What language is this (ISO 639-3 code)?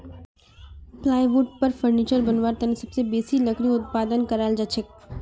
mag